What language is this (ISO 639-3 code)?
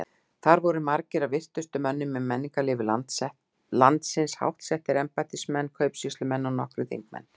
isl